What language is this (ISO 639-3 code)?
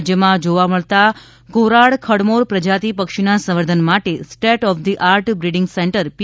guj